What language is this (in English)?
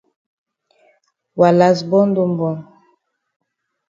Cameroon Pidgin